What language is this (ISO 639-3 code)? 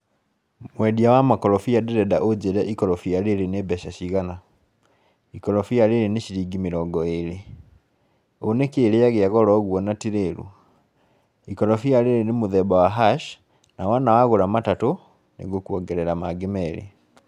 kik